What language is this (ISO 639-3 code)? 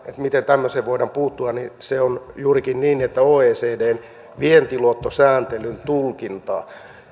fin